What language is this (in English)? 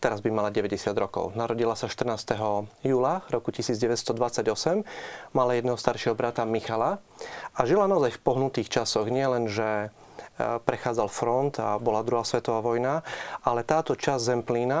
Slovak